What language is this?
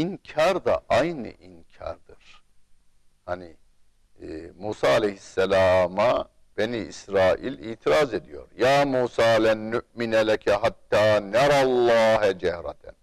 Turkish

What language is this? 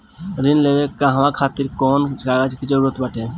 Bhojpuri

